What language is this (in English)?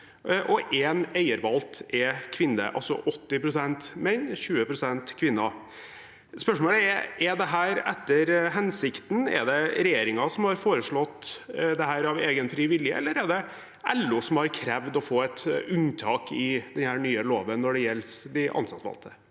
Norwegian